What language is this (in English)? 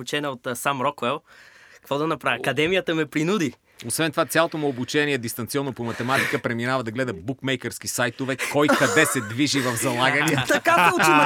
Bulgarian